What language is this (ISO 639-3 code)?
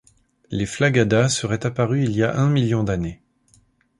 fra